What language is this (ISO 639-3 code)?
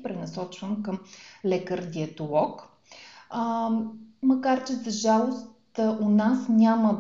bul